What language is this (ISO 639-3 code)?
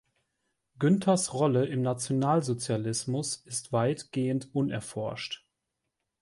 deu